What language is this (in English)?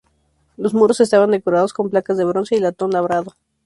Spanish